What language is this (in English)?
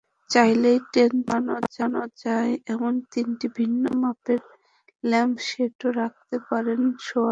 Bangla